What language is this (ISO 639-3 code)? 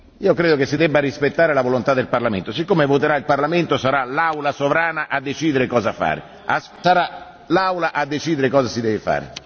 ita